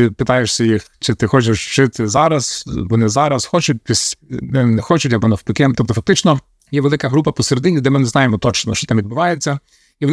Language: Ukrainian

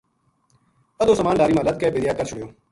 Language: Gujari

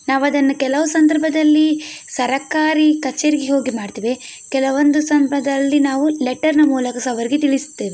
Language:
Kannada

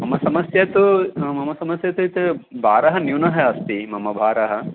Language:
Sanskrit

